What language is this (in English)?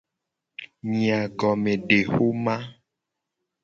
Gen